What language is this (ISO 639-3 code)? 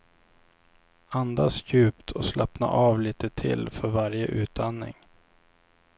swe